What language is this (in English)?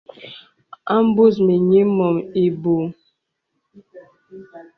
Bebele